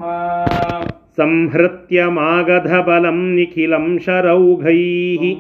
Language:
Kannada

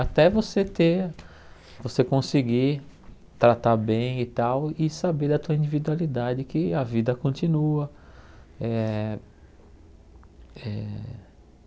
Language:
Portuguese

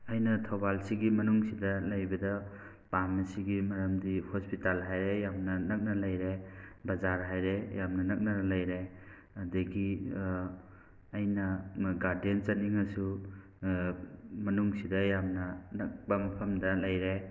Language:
Manipuri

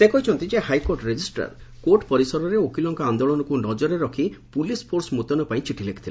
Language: Odia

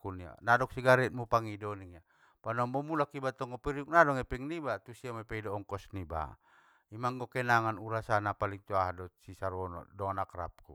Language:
Batak Mandailing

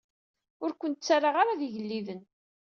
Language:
Kabyle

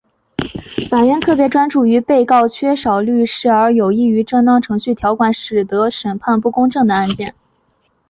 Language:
Chinese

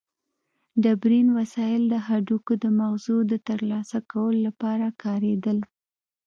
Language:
Pashto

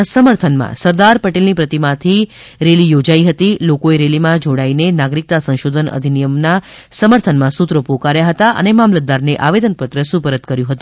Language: Gujarati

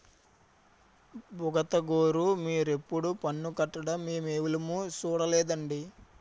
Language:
Telugu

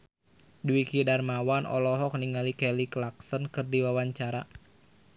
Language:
Sundanese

